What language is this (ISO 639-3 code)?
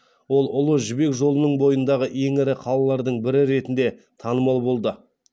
kaz